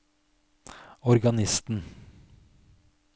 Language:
Norwegian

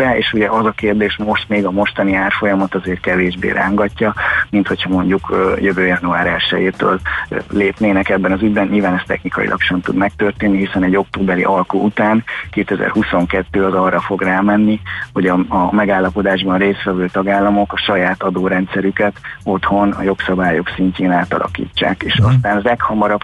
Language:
Hungarian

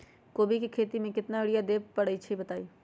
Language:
Magahi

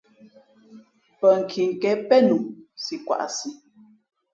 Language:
Fe'fe'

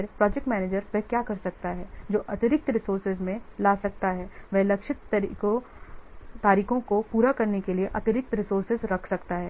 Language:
Hindi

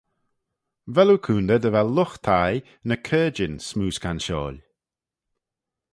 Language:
Manx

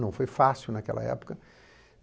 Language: Portuguese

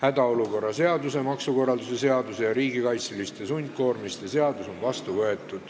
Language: Estonian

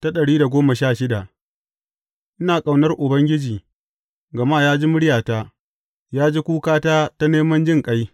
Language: Hausa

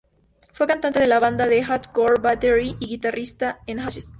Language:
Spanish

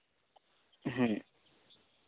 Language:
Santali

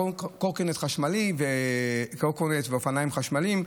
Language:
Hebrew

